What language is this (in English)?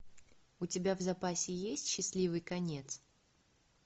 Russian